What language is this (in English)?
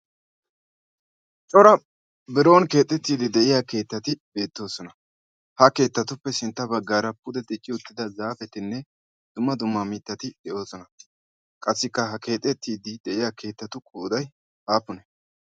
Wolaytta